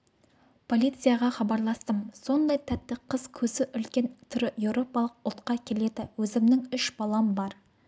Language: Kazakh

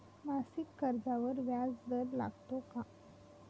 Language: Marathi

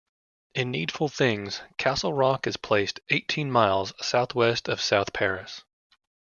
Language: English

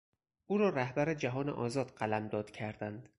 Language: Persian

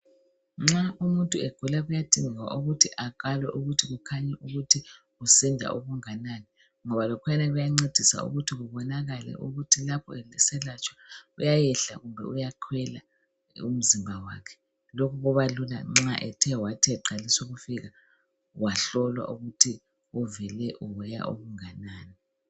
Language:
North Ndebele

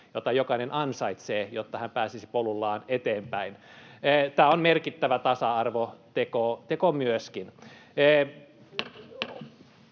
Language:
Finnish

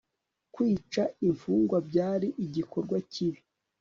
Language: Kinyarwanda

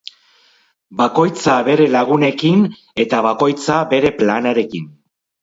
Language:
Basque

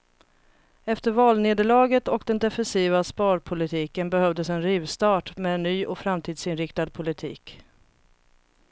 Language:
Swedish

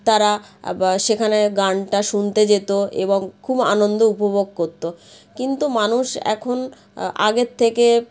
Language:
Bangla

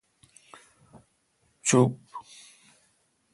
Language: Kalkoti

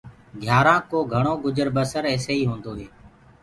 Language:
Gurgula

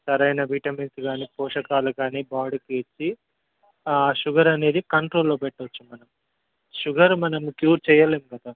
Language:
Telugu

